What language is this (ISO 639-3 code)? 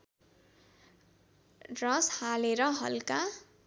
nep